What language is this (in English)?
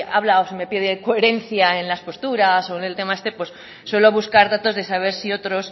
Spanish